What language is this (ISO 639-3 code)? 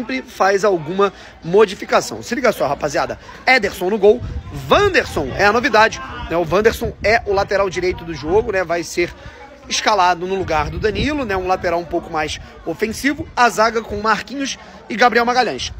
por